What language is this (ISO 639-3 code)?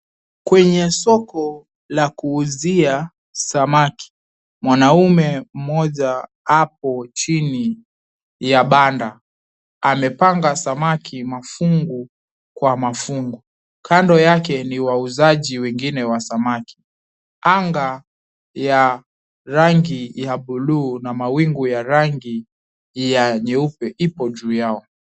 swa